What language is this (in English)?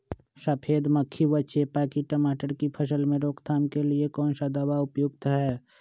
Magahi